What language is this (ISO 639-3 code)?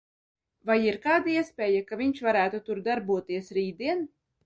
lav